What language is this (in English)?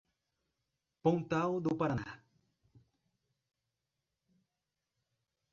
Portuguese